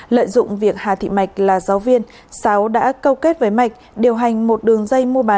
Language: Vietnamese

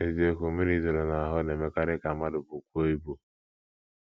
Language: Igbo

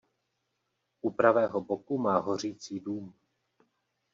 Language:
Czech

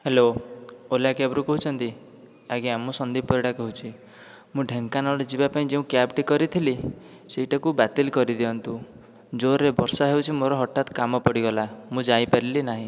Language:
Odia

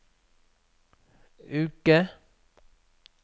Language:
Norwegian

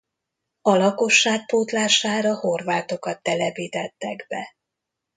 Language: Hungarian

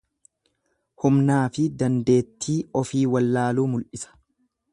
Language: Oromo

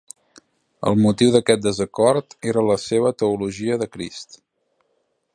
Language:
Catalan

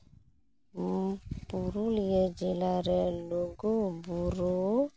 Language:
Santali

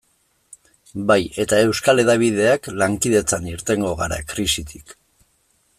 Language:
Basque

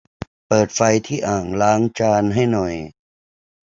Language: Thai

